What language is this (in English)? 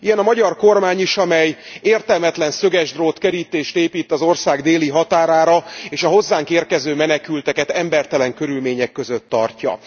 Hungarian